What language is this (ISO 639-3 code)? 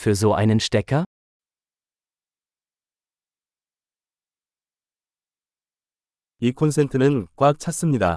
kor